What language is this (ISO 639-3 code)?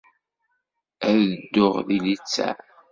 kab